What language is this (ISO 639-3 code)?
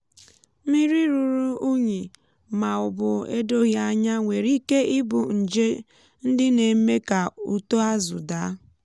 ibo